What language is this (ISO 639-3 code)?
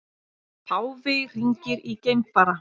isl